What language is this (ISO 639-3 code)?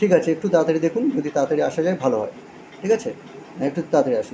ben